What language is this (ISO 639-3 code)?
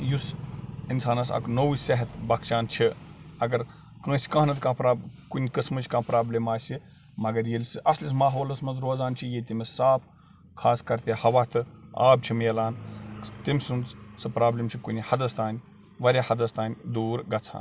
kas